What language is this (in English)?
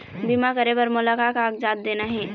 Chhattisgarhi